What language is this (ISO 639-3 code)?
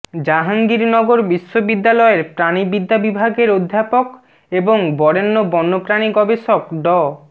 ben